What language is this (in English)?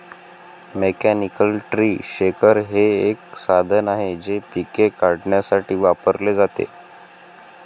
Marathi